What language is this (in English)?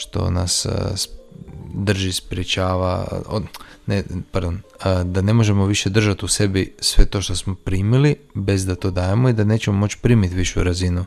Croatian